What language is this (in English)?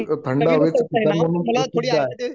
Marathi